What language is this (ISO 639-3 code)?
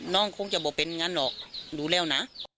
tha